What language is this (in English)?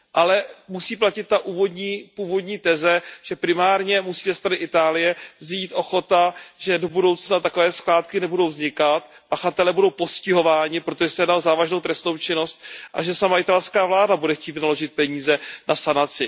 Czech